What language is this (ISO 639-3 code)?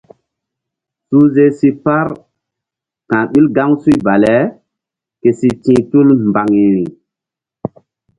mdd